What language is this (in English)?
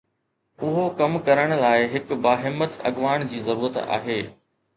Sindhi